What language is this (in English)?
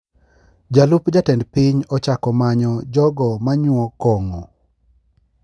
Luo (Kenya and Tanzania)